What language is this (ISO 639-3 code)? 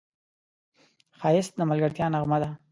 pus